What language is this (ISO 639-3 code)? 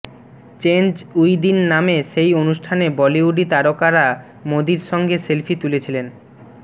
ben